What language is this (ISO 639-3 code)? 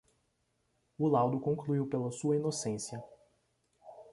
por